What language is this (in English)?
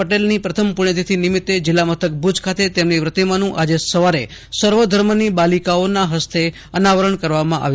Gujarati